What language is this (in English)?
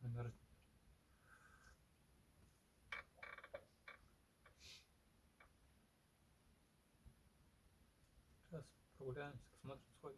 Russian